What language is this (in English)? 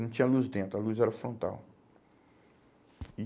Portuguese